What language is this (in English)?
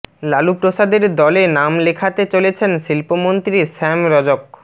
Bangla